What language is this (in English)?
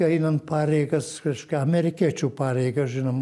Lithuanian